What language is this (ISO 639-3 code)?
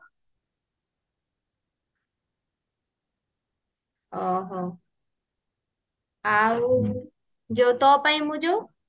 ori